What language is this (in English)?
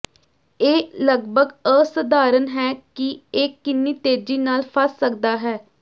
Punjabi